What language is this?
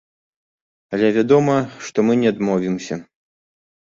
Belarusian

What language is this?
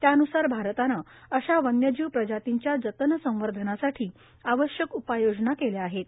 Marathi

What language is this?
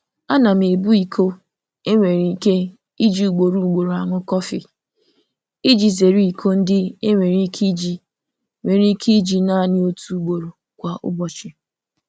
Igbo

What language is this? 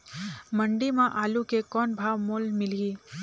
Chhattisgarhi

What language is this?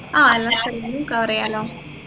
Malayalam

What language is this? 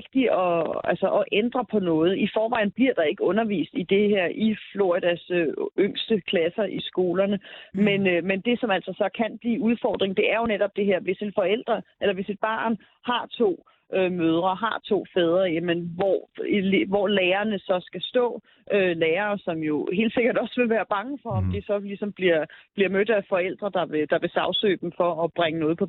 Danish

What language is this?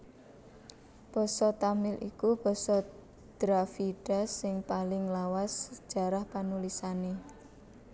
Javanese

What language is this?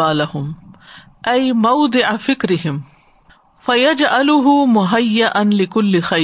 Urdu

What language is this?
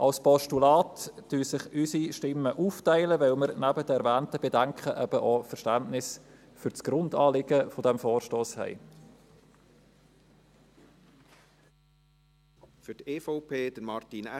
Swiss German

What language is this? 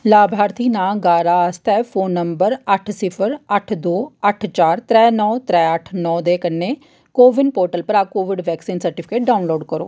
Dogri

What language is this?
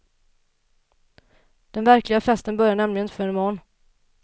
Swedish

